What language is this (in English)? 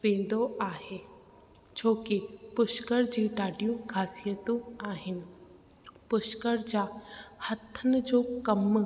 Sindhi